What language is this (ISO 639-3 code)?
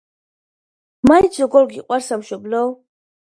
kat